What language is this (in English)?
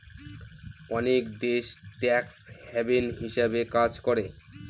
Bangla